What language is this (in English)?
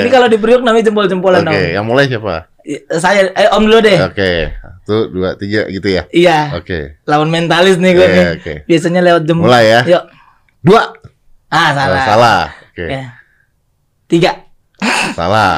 Indonesian